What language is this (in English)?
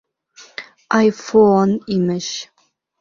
Bashkir